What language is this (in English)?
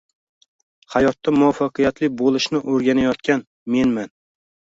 Uzbek